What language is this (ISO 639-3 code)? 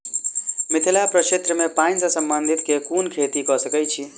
mai